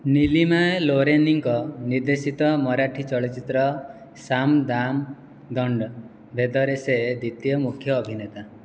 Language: Odia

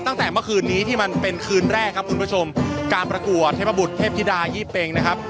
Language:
Thai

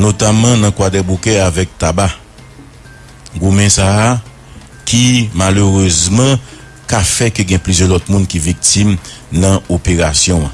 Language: French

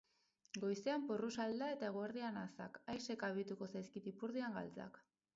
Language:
Basque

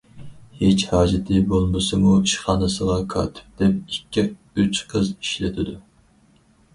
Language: Uyghur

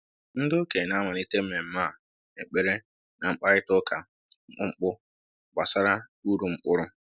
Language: Igbo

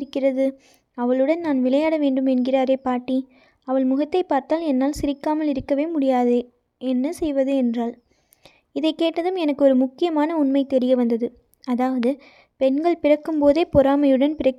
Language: Tamil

